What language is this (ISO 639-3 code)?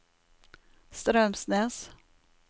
nor